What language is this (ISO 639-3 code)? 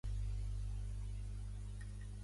cat